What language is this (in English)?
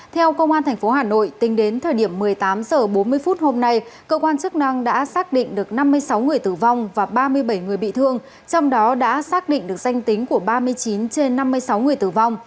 Vietnamese